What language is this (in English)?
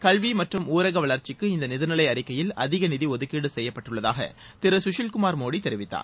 Tamil